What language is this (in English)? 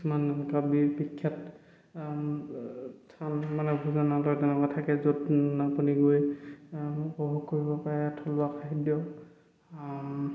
Assamese